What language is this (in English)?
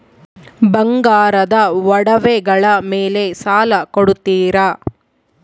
Kannada